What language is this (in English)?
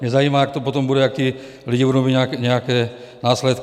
Czech